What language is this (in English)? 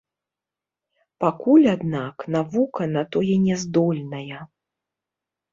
Belarusian